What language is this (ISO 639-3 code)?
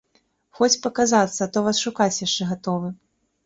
bel